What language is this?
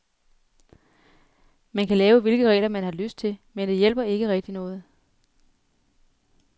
Danish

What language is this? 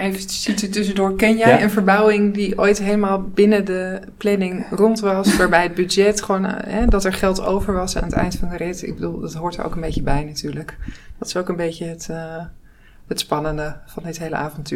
Dutch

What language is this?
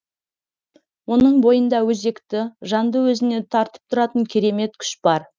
Kazakh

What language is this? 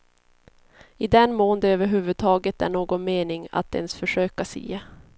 Swedish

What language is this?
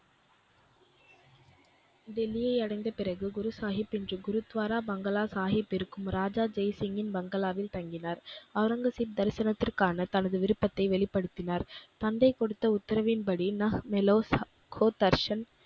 Tamil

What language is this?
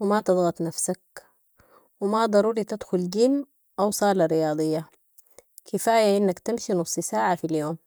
Sudanese Arabic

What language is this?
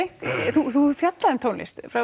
Icelandic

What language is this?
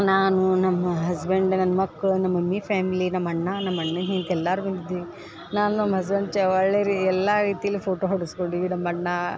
Kannada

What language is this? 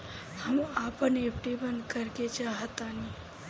Bhojpuri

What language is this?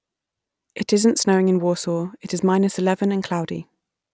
English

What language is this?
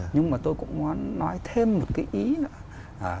Vietnamese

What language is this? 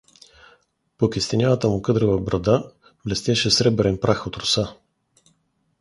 Bulgarian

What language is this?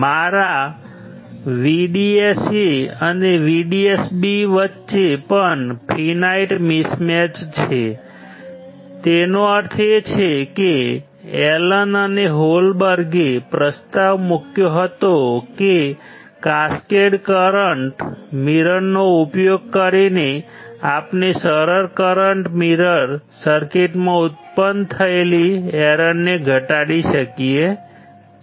Gujarati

